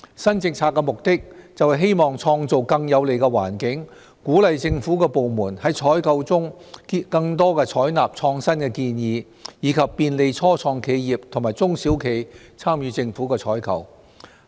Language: Cantonese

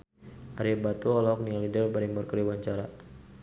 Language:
Sundanese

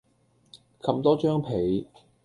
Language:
Cantonese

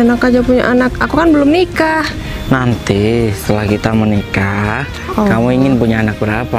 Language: Indonesian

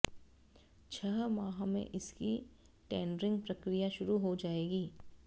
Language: Hindi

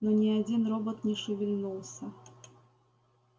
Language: Russian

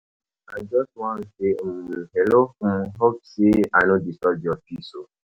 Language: Nigerian Pidgin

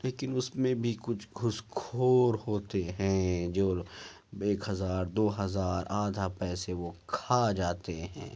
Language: Urdu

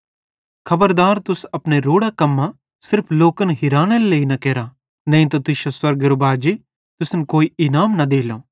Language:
Bhadrawahi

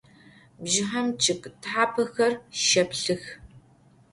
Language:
Adyghe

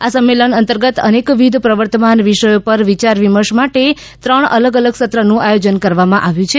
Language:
Gujarati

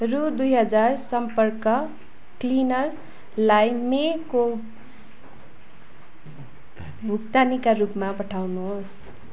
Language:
Nepali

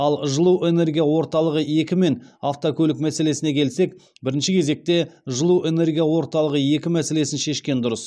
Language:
Kazakh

